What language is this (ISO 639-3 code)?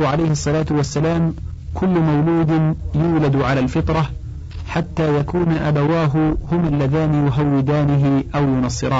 ara